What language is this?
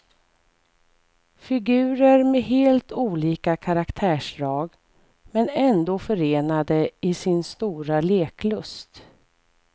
Swedish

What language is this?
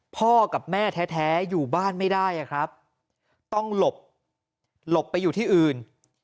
Thai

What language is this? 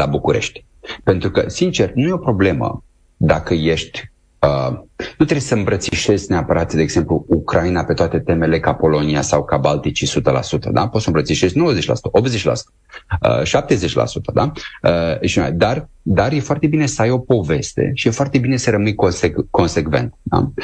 Romanian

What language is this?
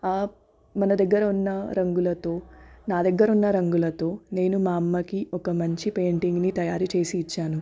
Telugu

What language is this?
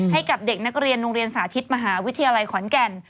Thai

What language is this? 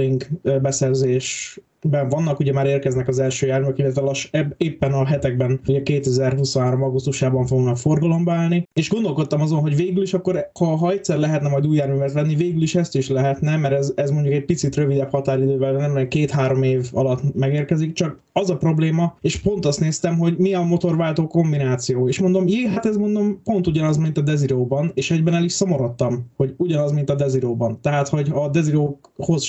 Hungarian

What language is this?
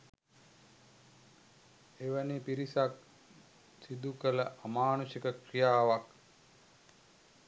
Sinhala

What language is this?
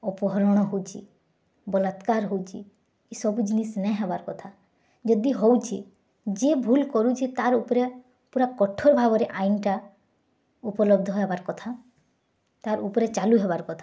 Odia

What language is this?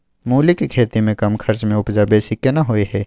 Maithili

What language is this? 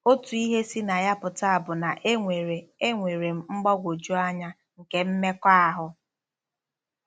Igbo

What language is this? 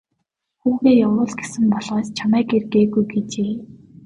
Mongolian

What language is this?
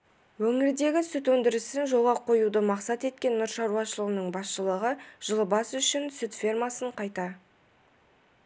Kazakh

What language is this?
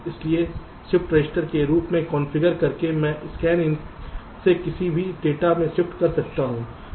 Hindi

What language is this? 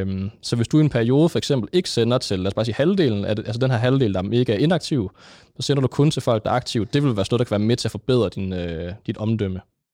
Danish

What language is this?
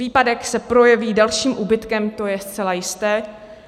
Czech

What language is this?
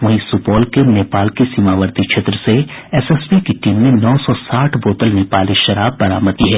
Hindi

